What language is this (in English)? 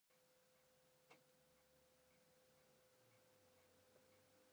Japanese